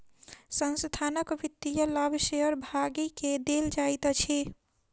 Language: Maithili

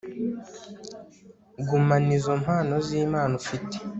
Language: Kinyarwanda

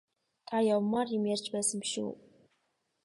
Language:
Mongolian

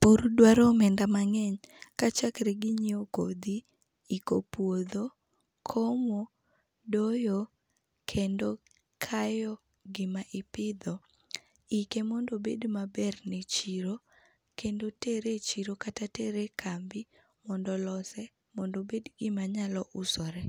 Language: Luo (Kenya and Tanzania)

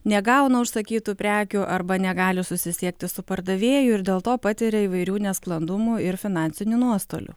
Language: Lithuanian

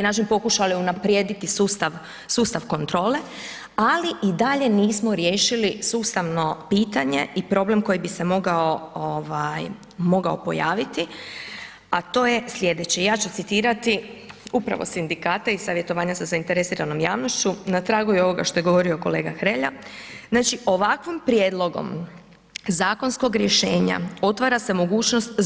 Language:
Croatian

